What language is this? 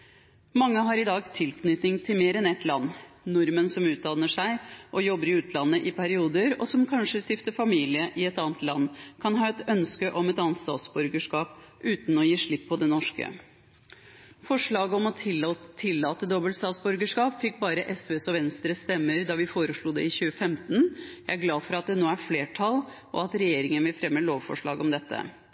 Norwegian Bokmål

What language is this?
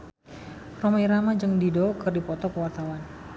Sundanese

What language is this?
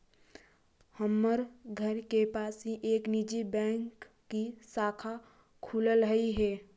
Magahi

